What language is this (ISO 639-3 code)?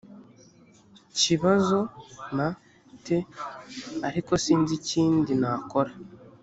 kin